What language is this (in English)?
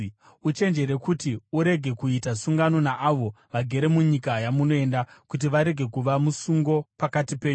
Shona